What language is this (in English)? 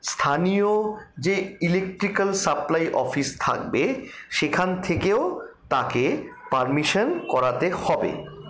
Bangla